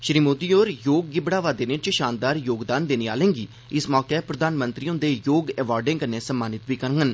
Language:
Dogri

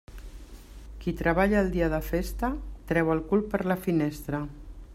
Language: Catalan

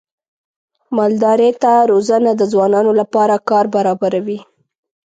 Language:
Pashto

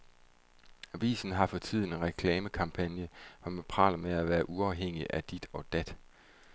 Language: Danish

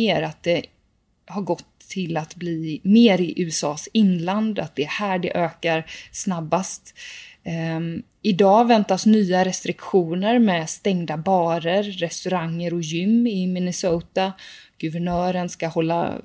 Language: Swedish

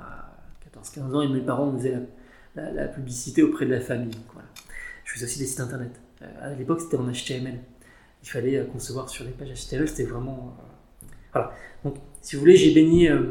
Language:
French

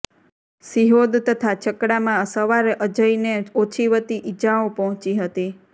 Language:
Gujarati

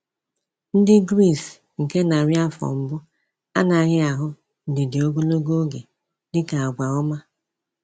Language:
Igbo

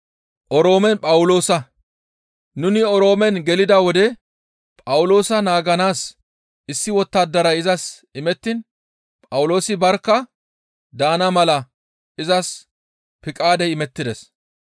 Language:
Gamo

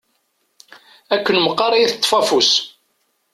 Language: Kabyle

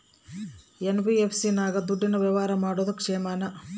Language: Kannada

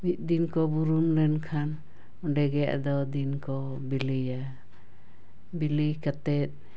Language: Santali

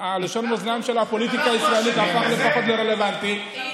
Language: Hebrew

